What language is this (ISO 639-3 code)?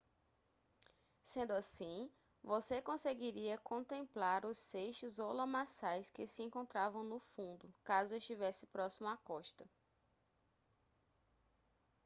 por